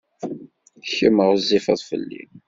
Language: Kabyle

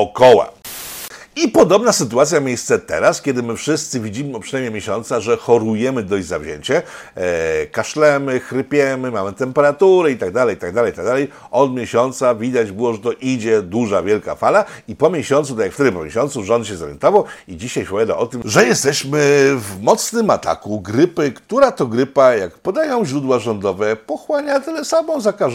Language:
Polish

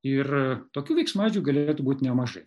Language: Lithuanian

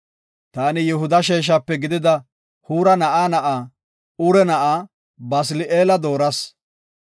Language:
Gofa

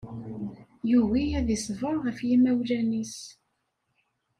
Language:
Kabyle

